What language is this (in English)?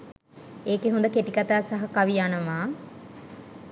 Sinhala